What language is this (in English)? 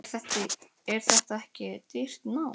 Icelandic